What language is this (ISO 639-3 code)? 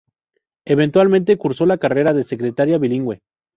spa